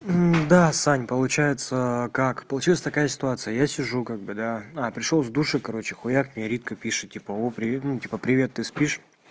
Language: Russian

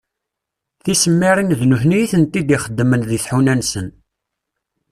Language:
Kabyle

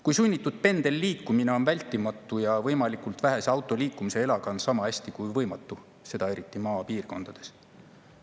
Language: Estonian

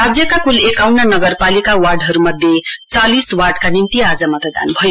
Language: Nepali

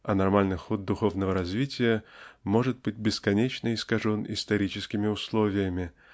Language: Russian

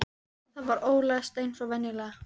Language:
Icelandic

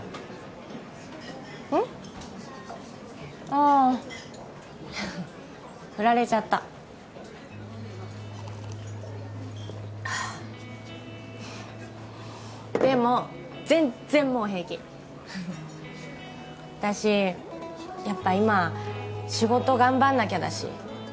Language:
Japanese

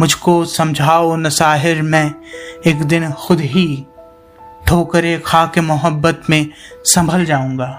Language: Hindi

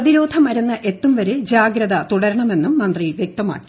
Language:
Malayalam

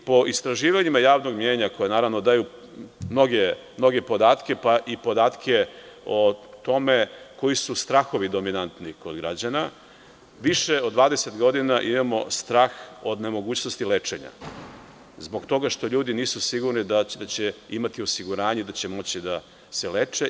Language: Serbian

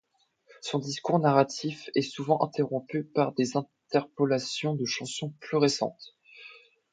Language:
French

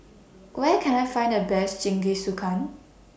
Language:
English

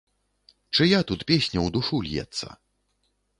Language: Belarusian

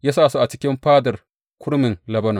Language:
Hausa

